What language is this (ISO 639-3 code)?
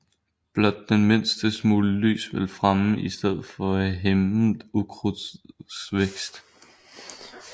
dan